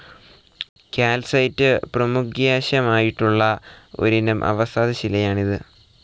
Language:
Malayalam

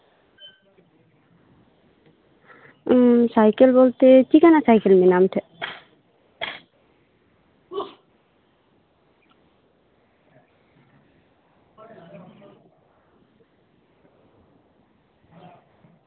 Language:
Santali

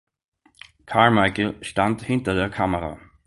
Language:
German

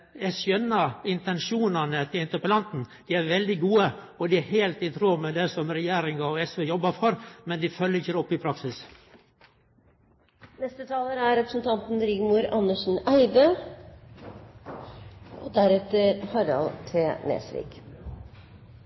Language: Norwegian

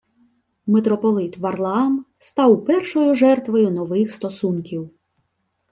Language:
Ukrainian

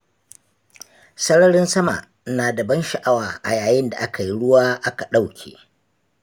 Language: Hausa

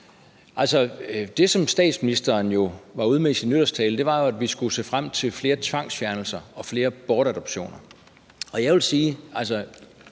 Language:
Danish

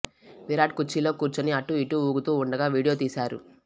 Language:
Telugu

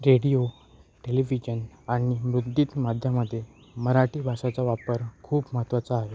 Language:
Marathi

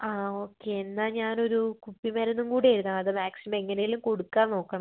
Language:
Malayalam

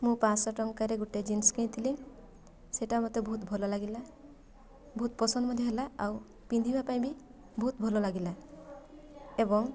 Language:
Odia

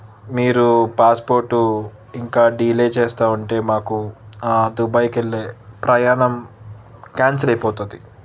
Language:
Telugu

